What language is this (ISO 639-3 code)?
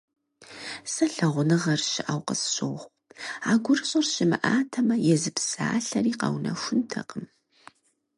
kbd